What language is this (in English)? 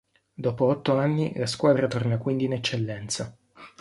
Italian